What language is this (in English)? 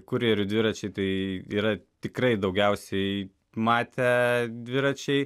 Lithuanian